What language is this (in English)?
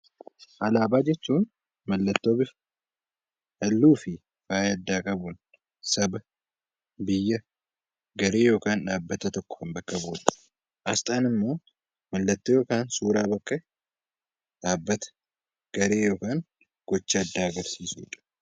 Oromo